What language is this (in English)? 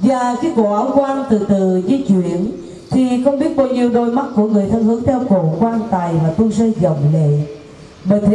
Vietnamese